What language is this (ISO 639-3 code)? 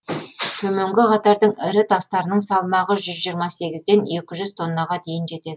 kaz